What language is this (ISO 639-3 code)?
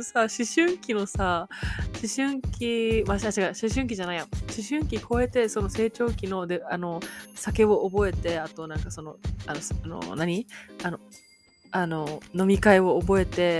jpn